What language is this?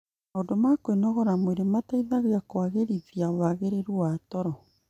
Kikuyu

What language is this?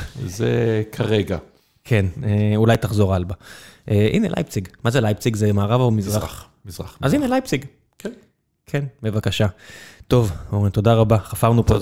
Hebrew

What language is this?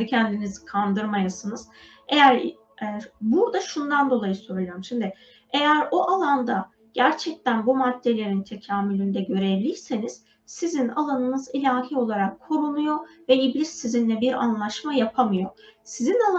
Turkish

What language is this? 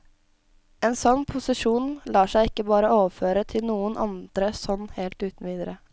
Norwegian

